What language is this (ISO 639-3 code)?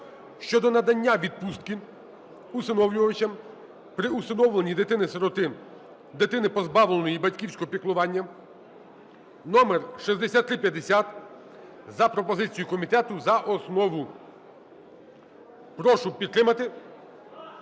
ukr